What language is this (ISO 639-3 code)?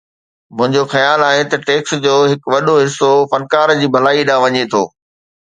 snd